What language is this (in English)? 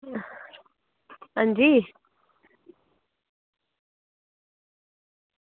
Dogri